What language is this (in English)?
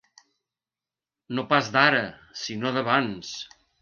Catalan